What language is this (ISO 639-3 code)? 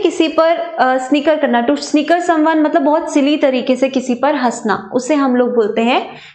hin